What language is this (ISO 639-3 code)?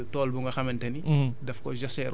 wol